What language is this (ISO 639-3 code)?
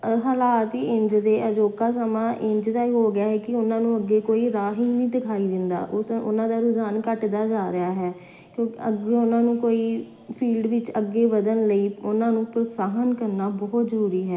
pan